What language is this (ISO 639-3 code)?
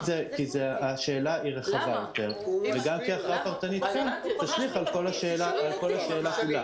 heb